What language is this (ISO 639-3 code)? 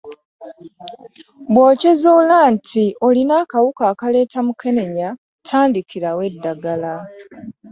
lug